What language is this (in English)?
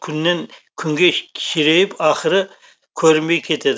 Kazakh